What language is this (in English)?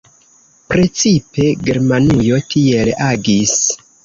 Esperanto